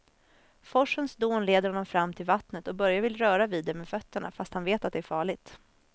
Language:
Swedish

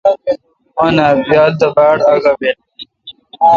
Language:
Kalkoti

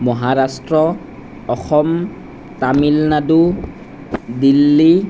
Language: Assamese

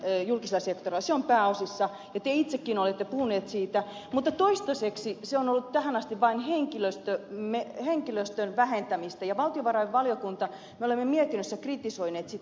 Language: Finnish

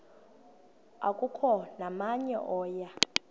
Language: Xhosa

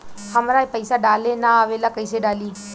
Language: Bhojpuri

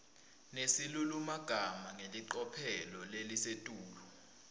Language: Swati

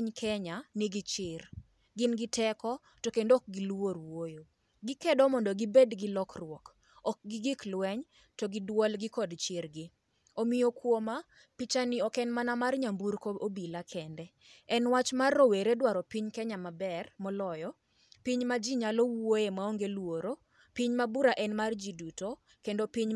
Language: Luo (Kenya and Tanzania)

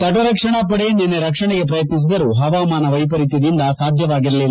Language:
Kannada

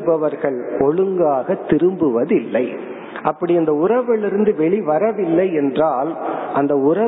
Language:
Tamil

